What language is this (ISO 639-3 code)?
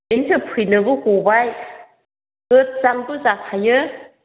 brx